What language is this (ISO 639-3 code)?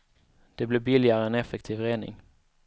swe